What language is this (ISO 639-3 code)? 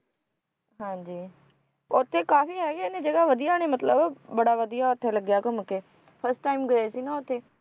pan